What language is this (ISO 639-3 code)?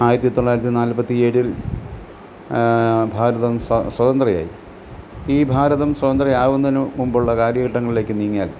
mal